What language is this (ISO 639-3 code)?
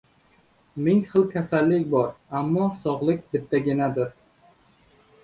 uzb